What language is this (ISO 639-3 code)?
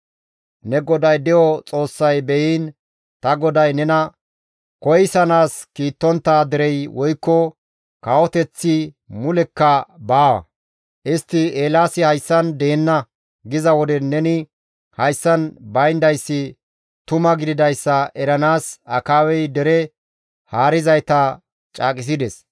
gmv